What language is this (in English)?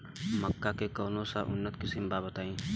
Bhojpuri